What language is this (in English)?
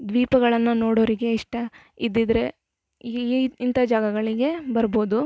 Kannada